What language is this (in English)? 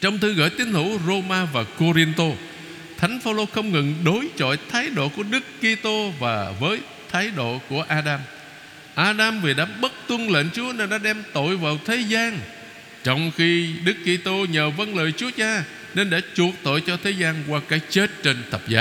Vietnamese